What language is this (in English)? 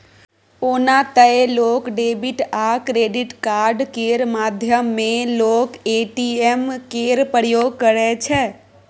Maithili